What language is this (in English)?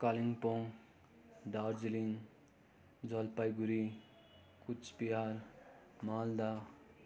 Nepali